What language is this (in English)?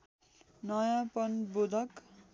Nepali